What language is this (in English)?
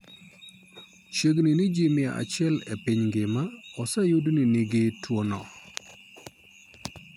Luo (Kenya and Tanzania)